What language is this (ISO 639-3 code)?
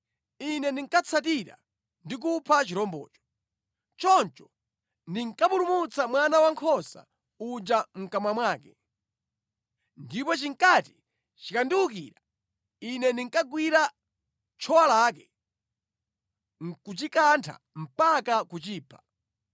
nya